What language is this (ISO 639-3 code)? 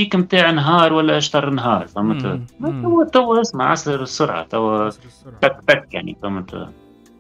ara